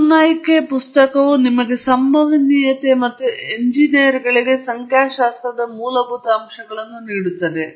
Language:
Kannada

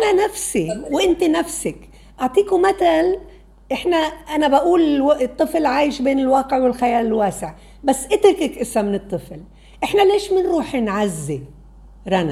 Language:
Arabic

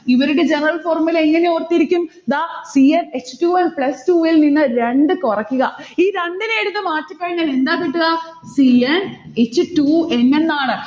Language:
Malayalam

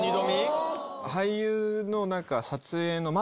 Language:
Japanese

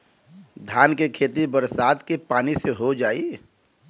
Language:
Bhojpuri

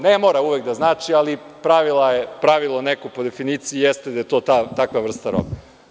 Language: Serbian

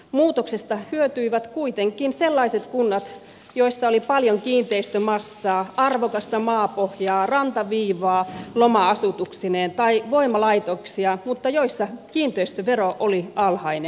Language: Finnish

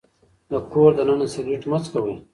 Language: Pashto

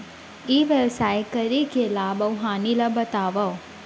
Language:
Chhattisgarhi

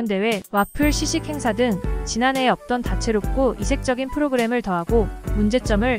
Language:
Korean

